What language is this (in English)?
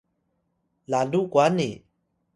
Atayal